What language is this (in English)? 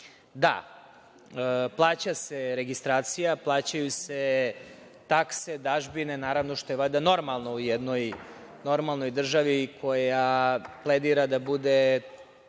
Serbian